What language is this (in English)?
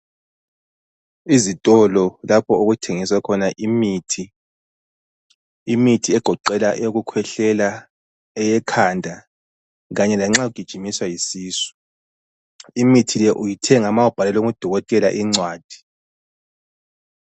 North Ndebele